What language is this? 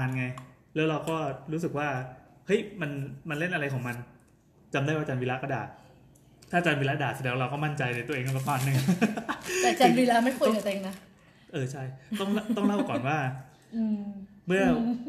Thai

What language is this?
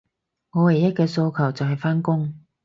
Cantonese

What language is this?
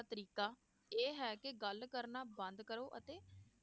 Punjabi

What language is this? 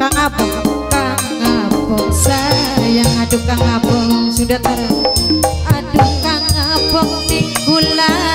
Indonesian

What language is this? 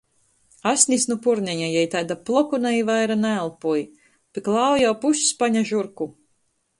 Latgalian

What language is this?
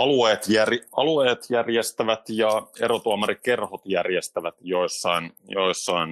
Finnish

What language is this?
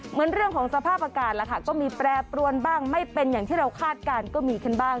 Thai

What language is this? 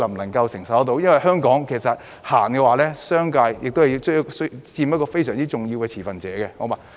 Cantonese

